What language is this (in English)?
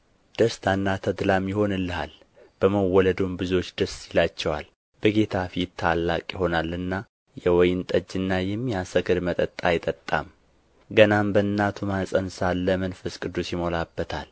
Amharic